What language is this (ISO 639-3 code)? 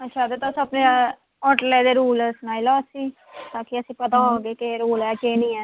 doi